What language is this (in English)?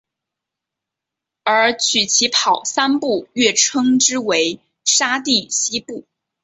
Chinese